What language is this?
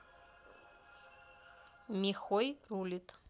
Russian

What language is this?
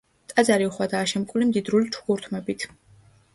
Georgian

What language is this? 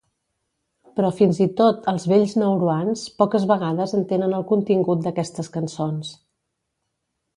Catalan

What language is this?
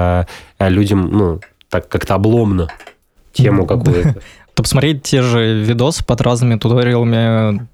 Russian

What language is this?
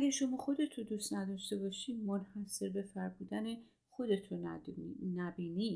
Persian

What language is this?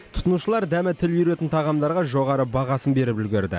Kazakh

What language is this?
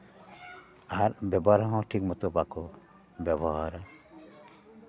Santali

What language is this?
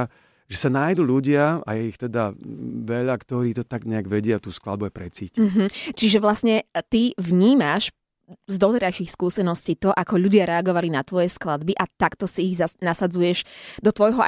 Slovak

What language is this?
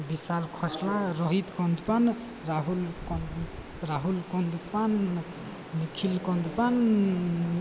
Odia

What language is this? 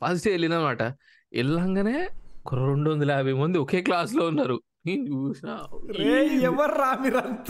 Telugu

